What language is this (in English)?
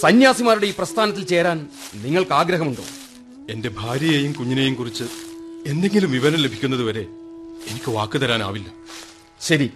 Malayalam